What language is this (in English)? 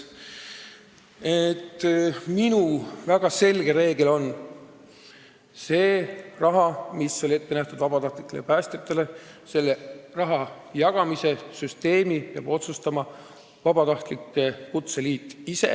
Estonian